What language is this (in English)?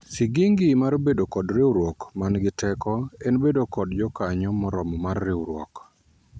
Luo (Kenya and Tanzania)